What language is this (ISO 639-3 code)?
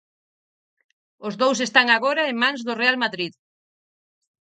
glg